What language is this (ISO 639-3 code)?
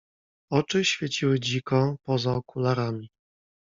pol